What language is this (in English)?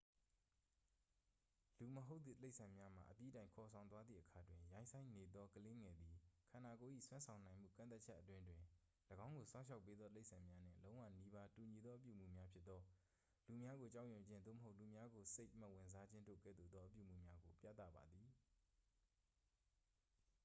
Burmese